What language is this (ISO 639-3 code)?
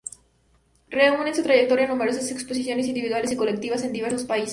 spa